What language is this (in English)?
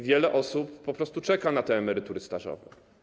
Polish